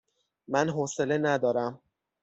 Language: Persian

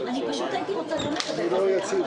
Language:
Hebrew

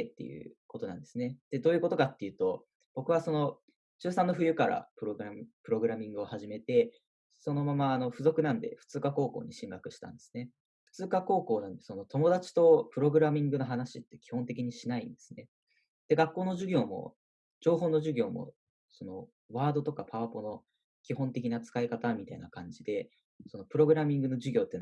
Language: Japanese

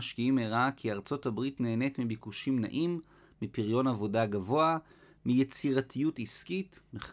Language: Hebrew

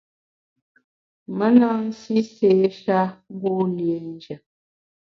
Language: Bamun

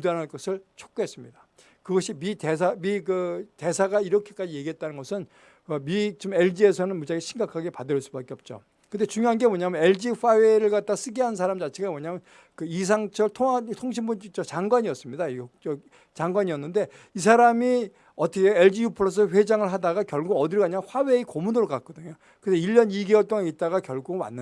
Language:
Korean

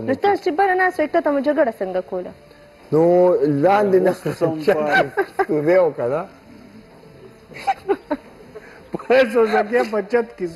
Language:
Romanian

